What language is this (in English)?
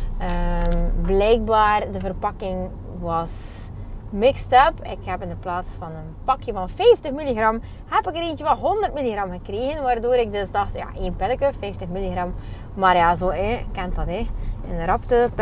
Dutch